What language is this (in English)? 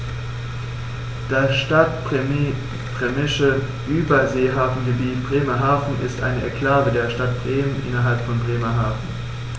German